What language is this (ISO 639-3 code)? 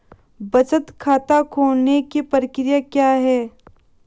hin